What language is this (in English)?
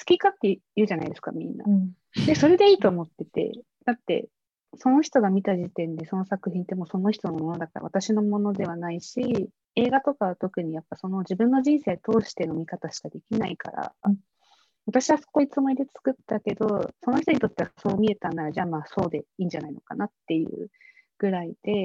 Japanese